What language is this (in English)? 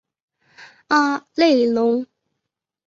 Chinese